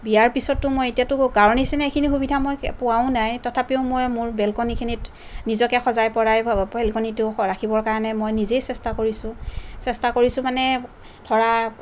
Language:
Assamese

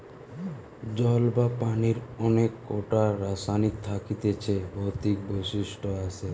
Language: Bangla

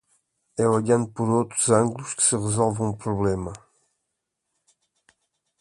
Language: Portuguese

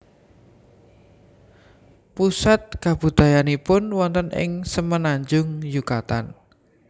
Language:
Javanese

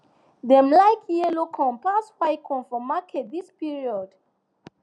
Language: Nigerian Pidgin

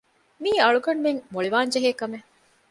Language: Divehi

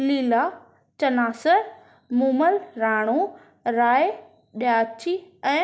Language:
Sindhi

